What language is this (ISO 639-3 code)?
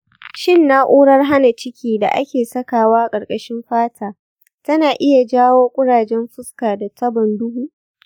hau